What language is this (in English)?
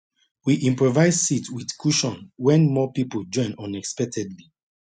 Nigerian Pidgin